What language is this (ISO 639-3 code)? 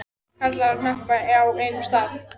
isl